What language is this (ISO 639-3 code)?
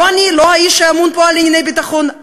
heb